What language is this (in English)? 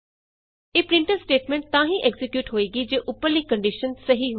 Punjabi